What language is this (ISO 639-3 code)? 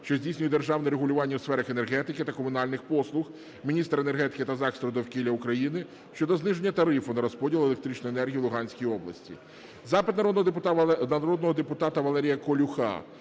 ukr